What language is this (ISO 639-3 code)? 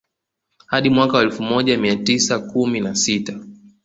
swa